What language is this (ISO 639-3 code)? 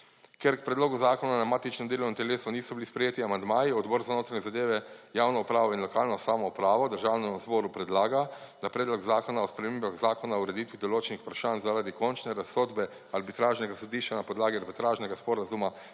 slv